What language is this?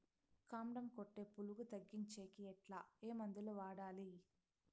Telugu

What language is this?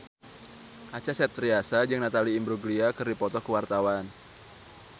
Sundanese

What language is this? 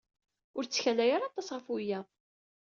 Kabyle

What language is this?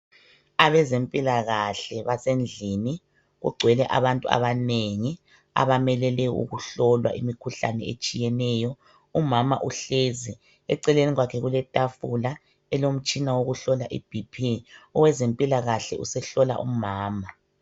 North Ndebele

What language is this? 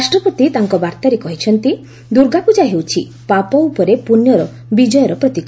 Odia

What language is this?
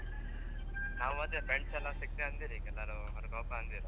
Kannada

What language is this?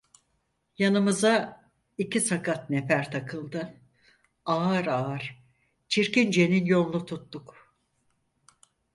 Turkish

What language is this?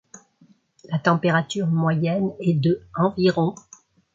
French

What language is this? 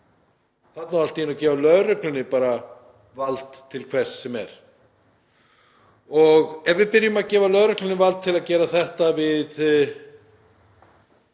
Icelandic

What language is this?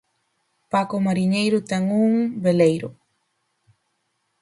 Galician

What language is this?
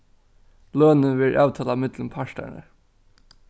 Faroese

